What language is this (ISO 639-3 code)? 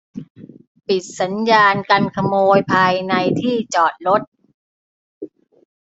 tha